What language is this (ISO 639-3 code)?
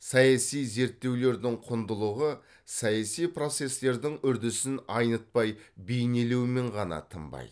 kaz